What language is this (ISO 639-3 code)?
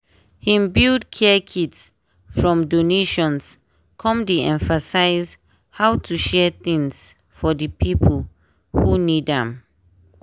pcm